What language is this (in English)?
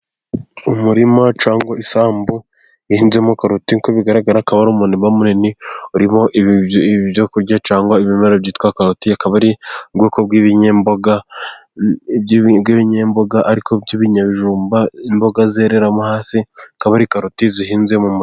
Kinyarwanda